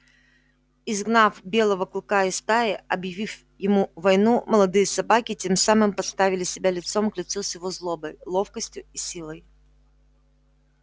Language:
Russian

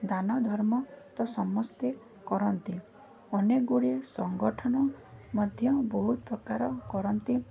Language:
Odia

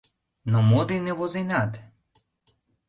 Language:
Mari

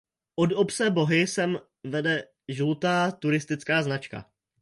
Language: Czech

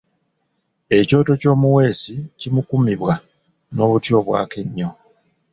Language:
Ganda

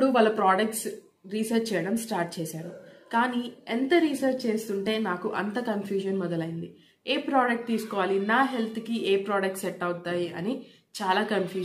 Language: Hindi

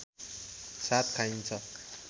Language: Nepali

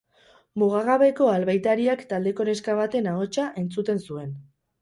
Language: Basque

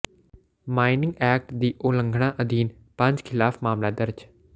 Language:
Punjabi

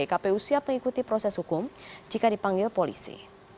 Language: Indonesian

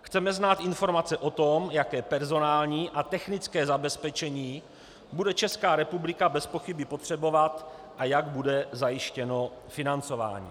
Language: Czech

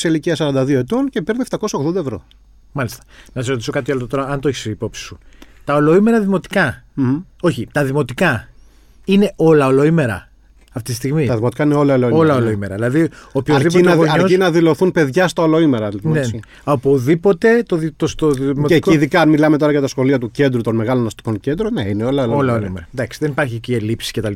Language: Greek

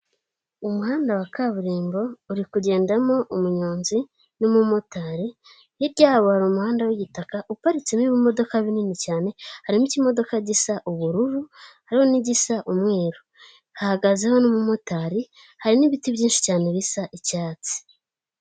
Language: Kinyarwanda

